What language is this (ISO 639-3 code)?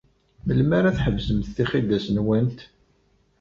kab